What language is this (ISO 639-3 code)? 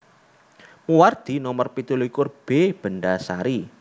jav